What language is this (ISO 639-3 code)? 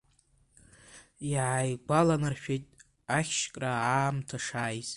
abk